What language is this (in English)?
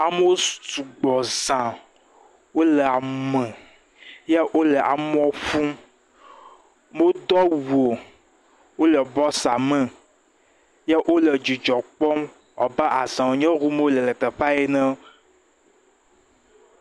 Ewe